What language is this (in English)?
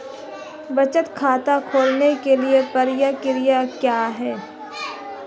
Hindi